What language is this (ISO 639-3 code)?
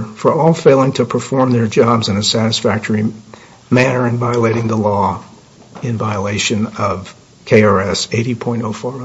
eng